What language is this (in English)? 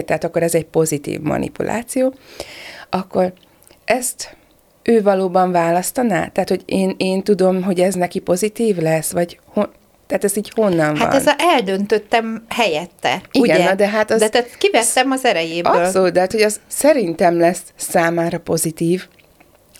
Hungarian